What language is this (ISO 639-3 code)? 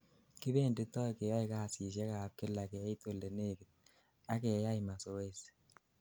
kln